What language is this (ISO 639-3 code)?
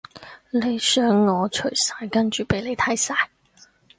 yue